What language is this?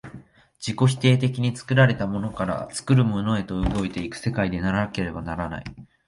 Japanese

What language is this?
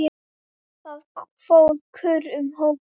Icelandic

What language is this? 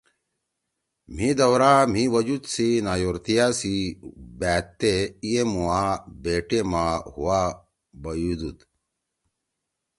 Torwali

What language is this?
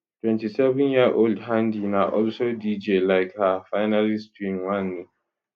Nigerian Pidgin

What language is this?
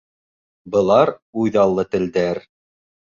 Bashkir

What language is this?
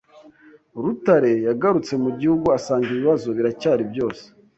Kinyarwanda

